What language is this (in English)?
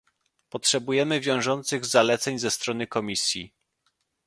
Polish